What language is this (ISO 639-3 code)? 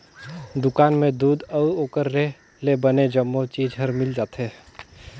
hne